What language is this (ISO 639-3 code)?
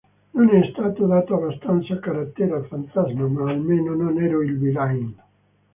ita